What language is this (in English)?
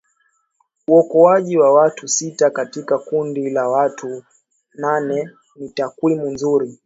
Swahili